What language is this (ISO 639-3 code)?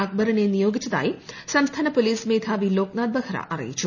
mal